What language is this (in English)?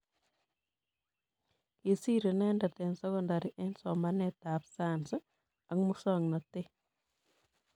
Kalenjin